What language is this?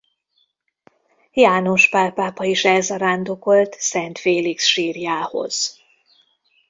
Hungarian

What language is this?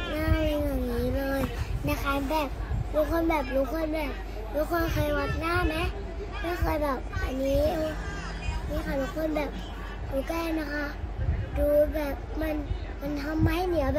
Thai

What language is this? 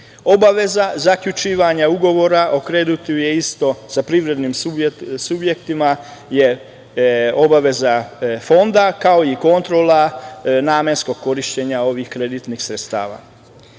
Serbian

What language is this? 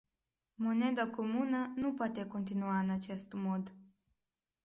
Romanian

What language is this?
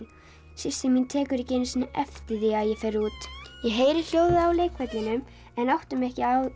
Icelandic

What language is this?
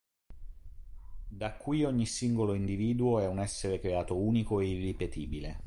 Italian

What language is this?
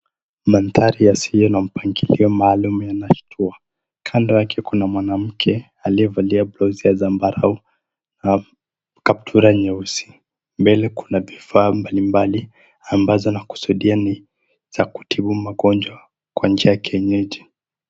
Swahili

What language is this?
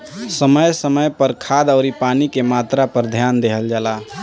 Bhojpuri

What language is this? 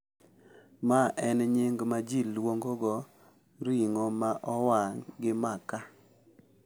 Luo (Kenya and Tanzania)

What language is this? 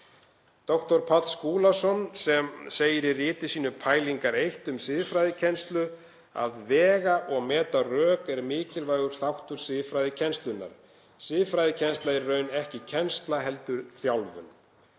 Icelandic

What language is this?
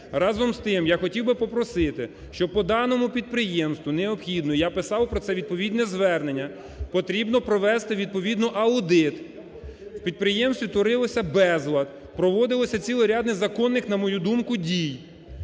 Ukrainian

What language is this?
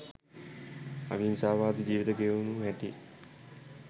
Sinhala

